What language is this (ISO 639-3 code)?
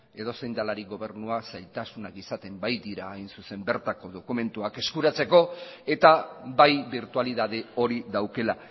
eus